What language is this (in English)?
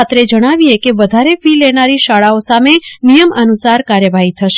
Gujarati